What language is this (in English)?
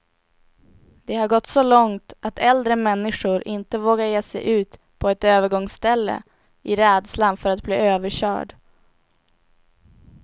Swedish